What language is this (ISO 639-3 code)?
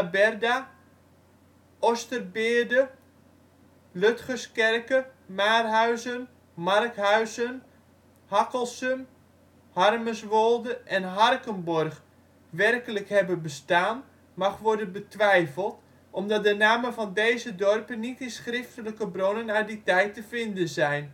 nld